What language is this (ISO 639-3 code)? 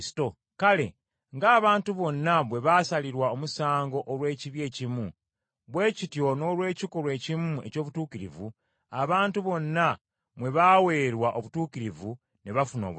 lug